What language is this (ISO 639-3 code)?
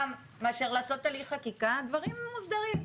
heb